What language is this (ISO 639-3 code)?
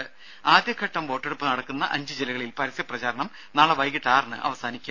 mal